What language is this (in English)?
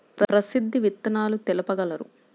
Telugu